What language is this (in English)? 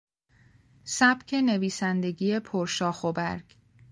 Persian